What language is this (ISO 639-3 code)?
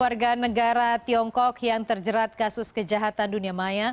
ind